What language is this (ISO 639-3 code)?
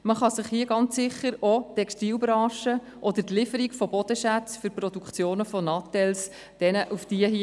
gsw